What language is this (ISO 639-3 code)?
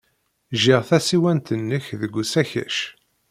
kab